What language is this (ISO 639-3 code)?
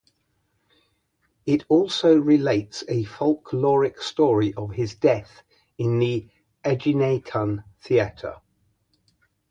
eng